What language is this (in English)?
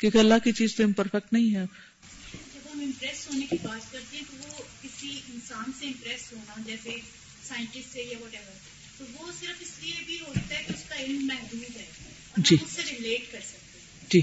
Urdu